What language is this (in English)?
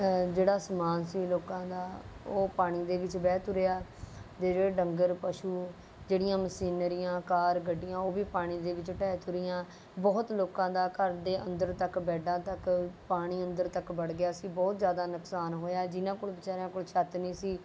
Punjabi